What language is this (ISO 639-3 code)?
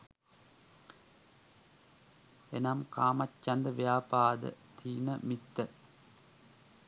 sin